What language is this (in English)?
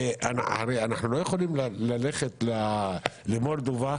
Hebrew